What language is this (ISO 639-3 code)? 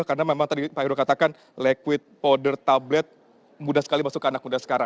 ind